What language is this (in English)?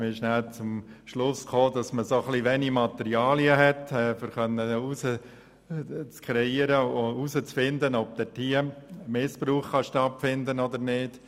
Swiss German